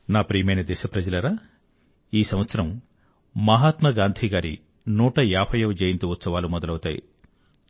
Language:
Telugu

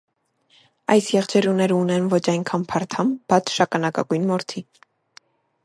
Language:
Armenian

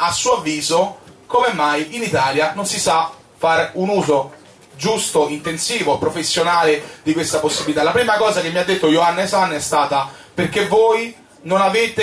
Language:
Italian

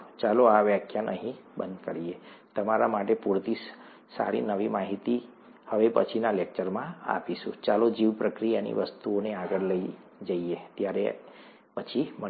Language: Gujarati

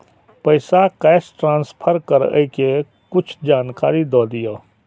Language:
Maithili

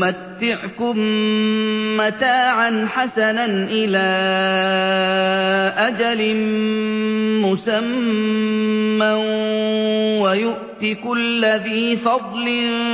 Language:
Arabic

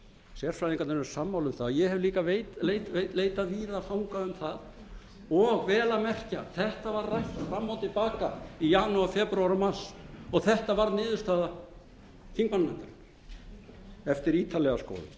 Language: Icelandic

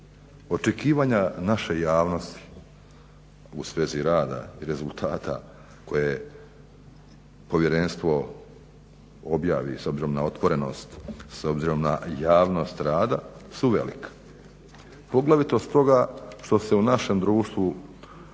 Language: Croatian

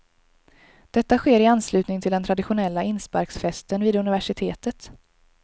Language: Swedish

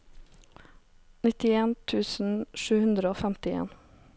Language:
Norwegian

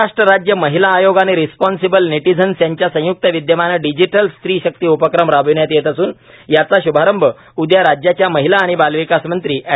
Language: Marathi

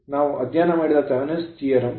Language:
Kannada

